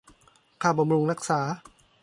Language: Thai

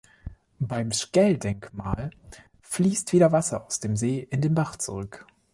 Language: German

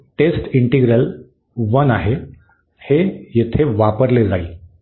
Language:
Marathi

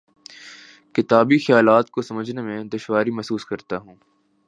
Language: Urdu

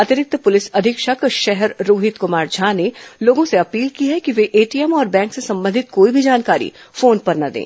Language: Hindi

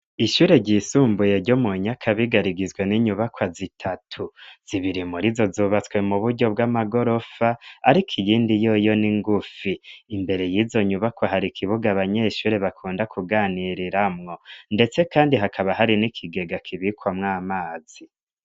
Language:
Rundi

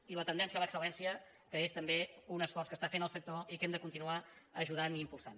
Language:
Catalan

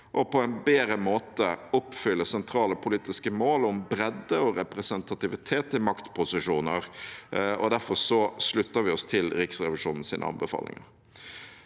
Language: Norwegian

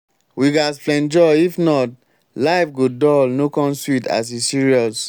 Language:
Nigerian Pidgin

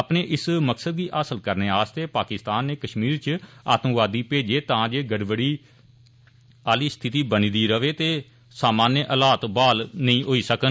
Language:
Dogri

